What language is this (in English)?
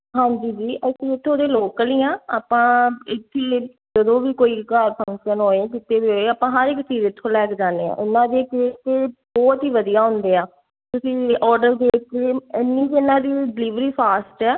Punjabi